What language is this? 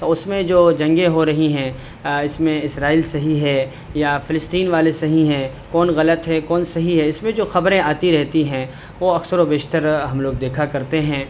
Urdu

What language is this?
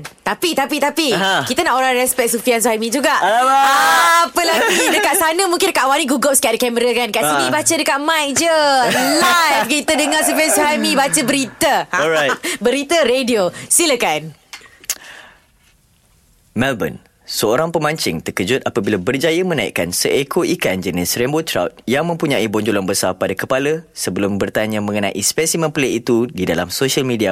Malay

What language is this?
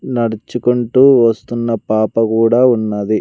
Telugu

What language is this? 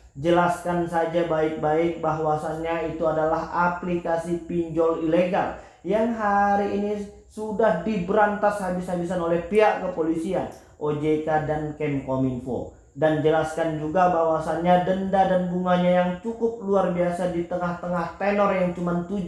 Indonesian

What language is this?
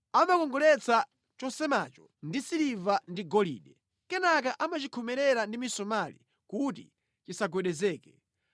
Nyanja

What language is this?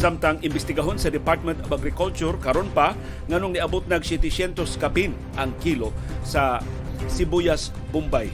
Filipino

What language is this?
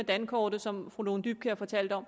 Danish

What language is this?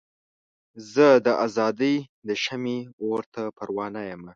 Pashto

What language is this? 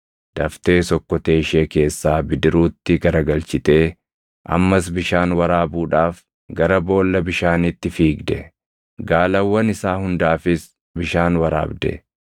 Oromo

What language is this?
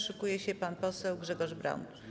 Polish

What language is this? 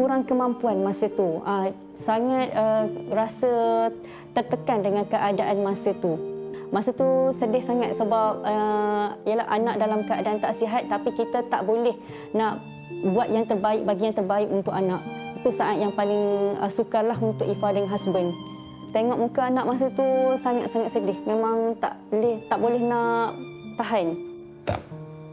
Malay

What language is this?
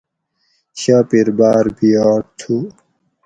Gawri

